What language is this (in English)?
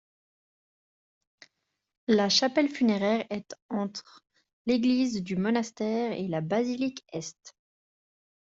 French